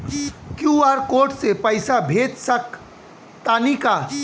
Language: Bhojpuri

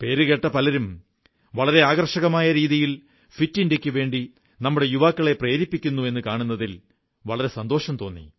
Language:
Malayalam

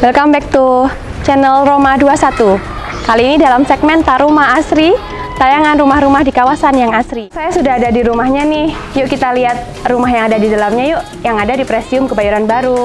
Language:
Indonesian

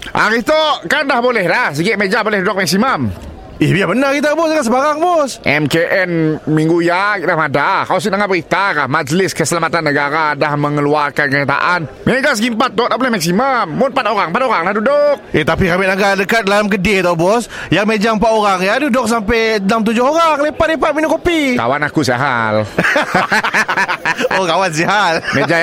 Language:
Malay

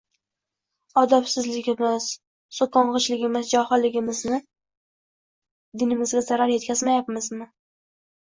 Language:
Uzbek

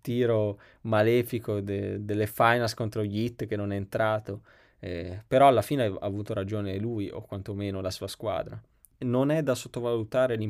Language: Italian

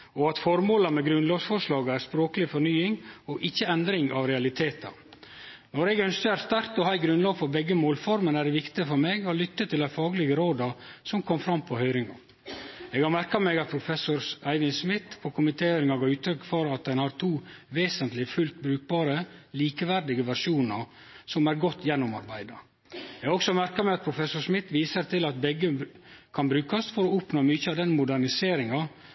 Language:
Norwegian Nynorsk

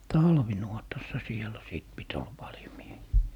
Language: Finnish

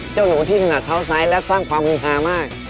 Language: Thai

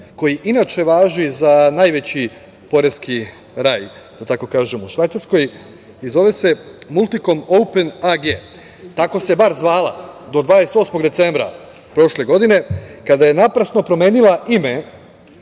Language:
Serbian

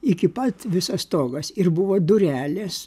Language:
Lithuanian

